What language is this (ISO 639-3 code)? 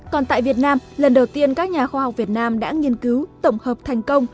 vie